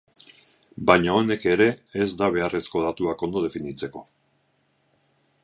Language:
Basque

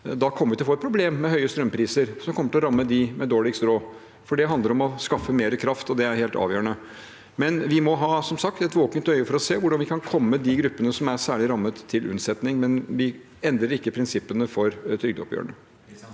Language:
Norwegian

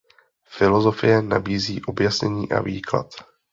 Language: Czech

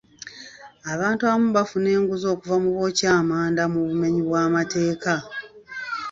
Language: Ganda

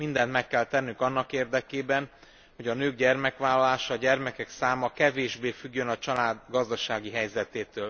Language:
Hungarian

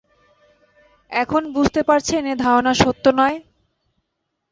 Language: Bangla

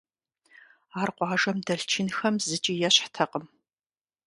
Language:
Kabardian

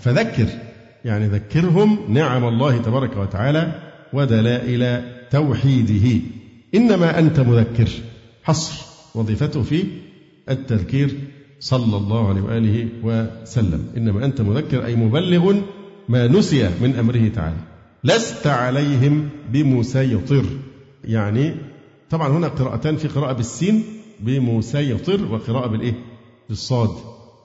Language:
Arabic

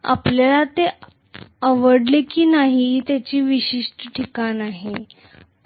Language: Marathi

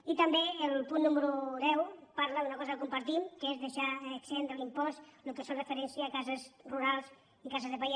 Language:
Catalan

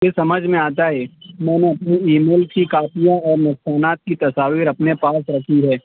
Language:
Urdu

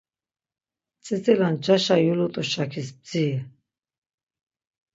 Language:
Laz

